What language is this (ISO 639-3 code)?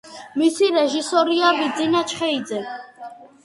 kat